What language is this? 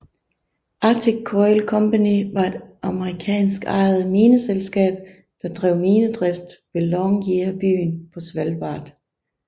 Danish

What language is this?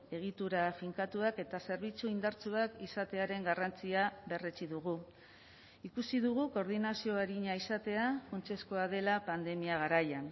Basque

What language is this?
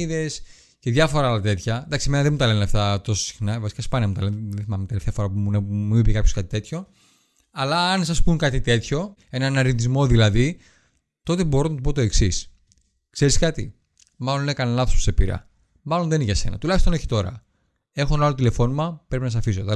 Greek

